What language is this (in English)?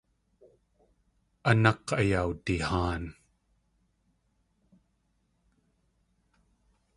Tlingit